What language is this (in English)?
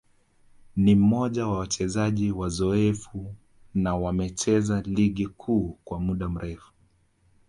Swahili